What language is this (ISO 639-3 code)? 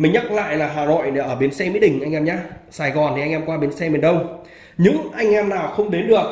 vie